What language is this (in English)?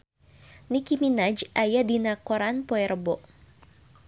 Sundanese